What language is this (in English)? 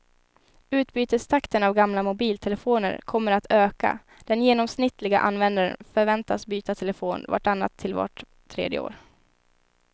Swedish